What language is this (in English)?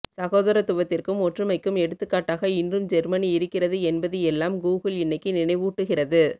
Tamil